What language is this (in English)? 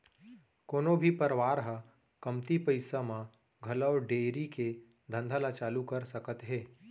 Chhattisgarhi